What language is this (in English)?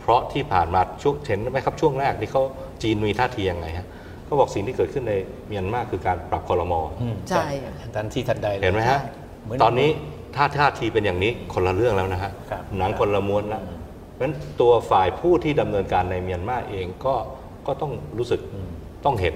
Thai